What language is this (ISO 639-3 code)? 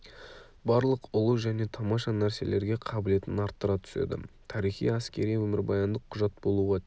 kaz